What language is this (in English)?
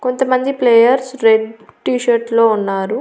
Telugu